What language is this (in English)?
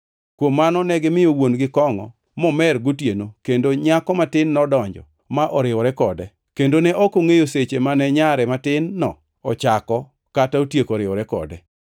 Luo (Kenya and Tanzania)